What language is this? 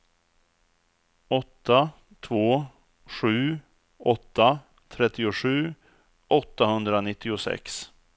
Swedish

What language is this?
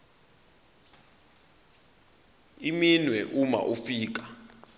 Zulu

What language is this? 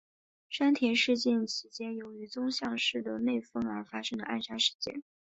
Chinese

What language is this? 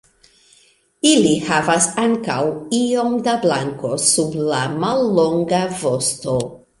Esperanto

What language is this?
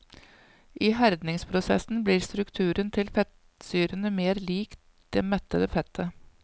Norwegian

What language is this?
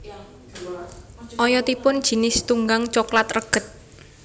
Javanese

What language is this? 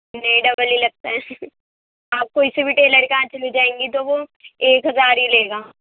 Urdu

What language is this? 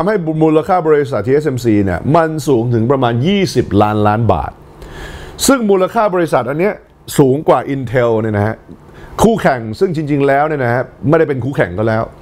Thai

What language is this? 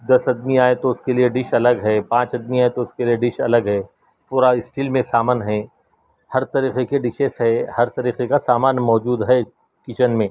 Urdu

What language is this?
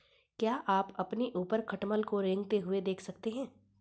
Hindi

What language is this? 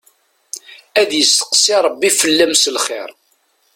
Kabyle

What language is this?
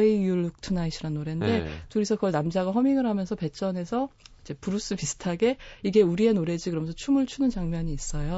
Korean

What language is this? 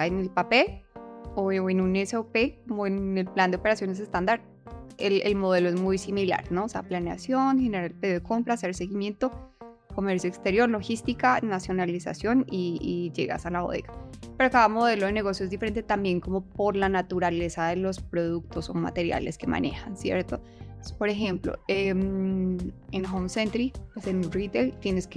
Spanish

